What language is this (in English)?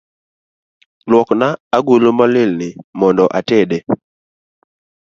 Luo (Kenya and Tanzania)